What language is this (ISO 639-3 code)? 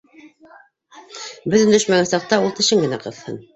bak